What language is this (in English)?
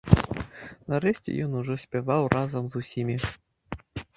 Belarusian